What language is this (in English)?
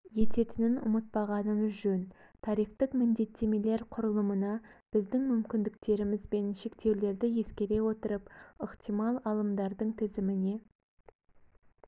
Kazakh